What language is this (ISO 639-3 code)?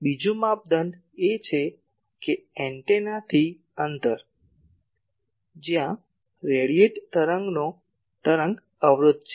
guj